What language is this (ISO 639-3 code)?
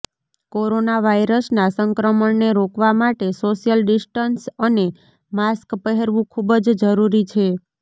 guj